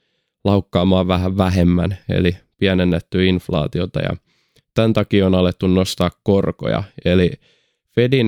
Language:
Finnish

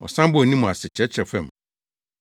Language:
Akan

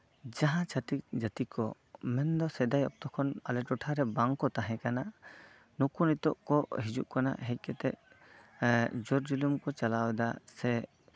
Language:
Santali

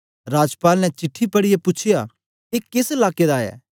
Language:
Dogri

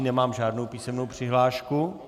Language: Czech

